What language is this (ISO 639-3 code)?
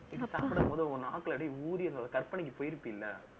tam